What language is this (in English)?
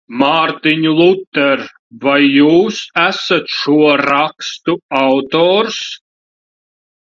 Latvian